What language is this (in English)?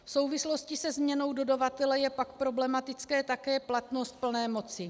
Czech